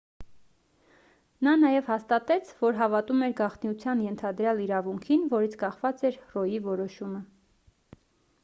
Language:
Armenian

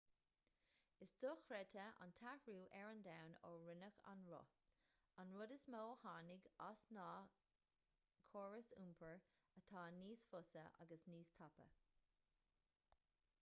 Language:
Irish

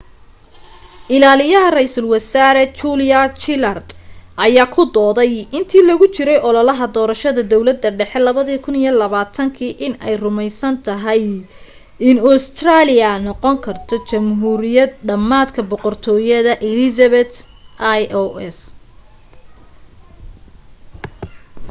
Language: Somali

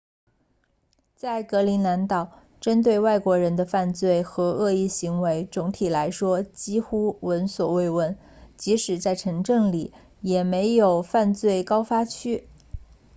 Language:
Chinese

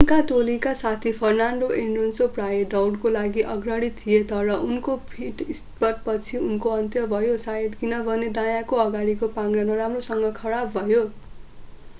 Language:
Nepali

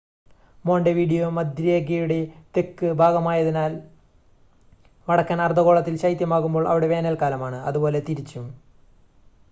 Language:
Malayalam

